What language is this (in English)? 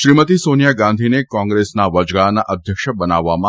Gujarati